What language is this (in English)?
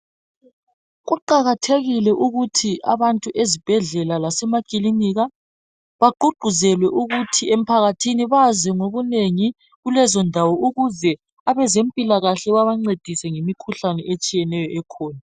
North Ndebele